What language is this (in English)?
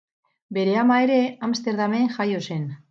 Basque